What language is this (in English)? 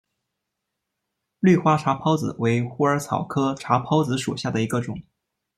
Chinese